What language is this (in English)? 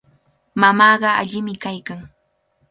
Cajatambo North Lima Quechua